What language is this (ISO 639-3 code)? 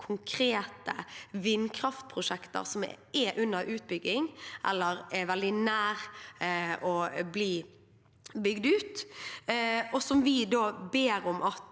nor